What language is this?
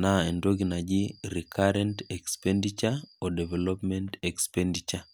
Masai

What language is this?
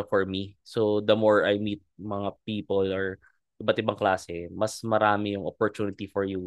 Filipino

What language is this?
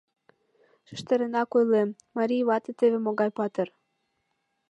Mari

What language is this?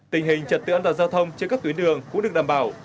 Vietnamese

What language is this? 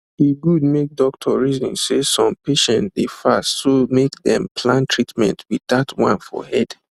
Nigerian Pidgin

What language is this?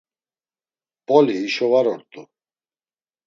Laz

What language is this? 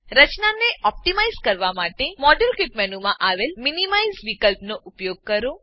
Gujarati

